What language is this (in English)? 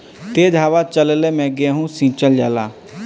Bhojpuri